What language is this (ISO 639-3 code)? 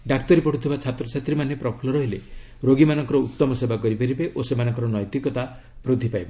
ori